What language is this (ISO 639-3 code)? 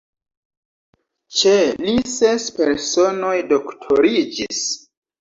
epo